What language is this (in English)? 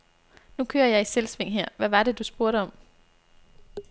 Danish